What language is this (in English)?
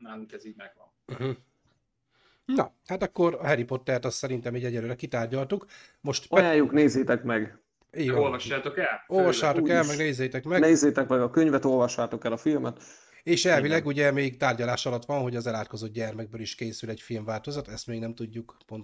Hungarian